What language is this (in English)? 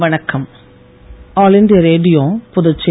Tamil